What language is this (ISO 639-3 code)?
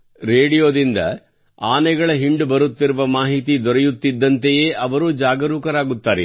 kan